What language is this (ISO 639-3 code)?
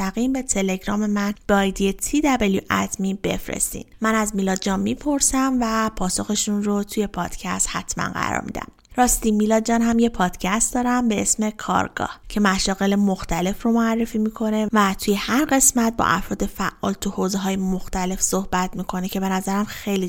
fas